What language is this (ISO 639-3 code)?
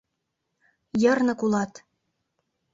chm